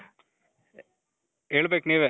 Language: Kannada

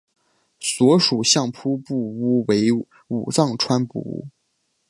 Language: Chinese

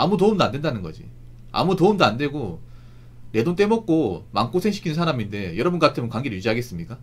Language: Korean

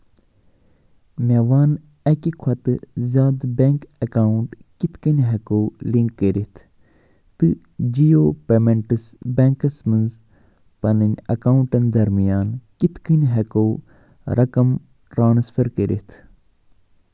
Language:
Kashmiri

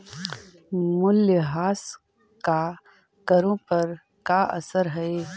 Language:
Magahi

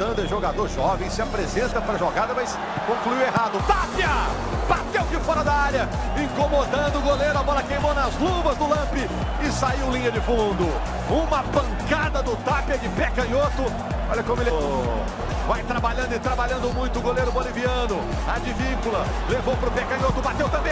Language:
Portuguese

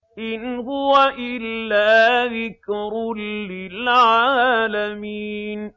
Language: Arabic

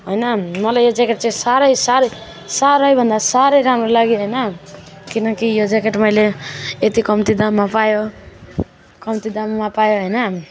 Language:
Nepali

